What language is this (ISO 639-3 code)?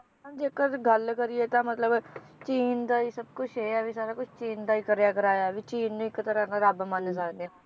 pan